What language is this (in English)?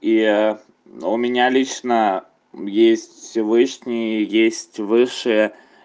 Russian